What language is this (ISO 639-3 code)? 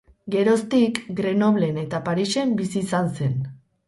eus